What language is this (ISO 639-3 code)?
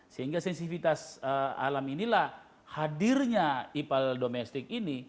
ind